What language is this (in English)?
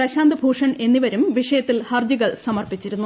Malayalam